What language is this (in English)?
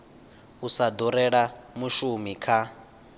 Venda